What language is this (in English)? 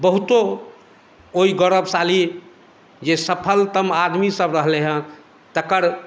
Maithili